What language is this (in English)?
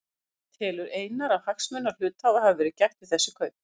Icelandic